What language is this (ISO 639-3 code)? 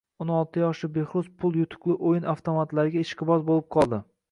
uzb